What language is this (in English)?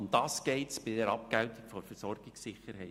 Swiss German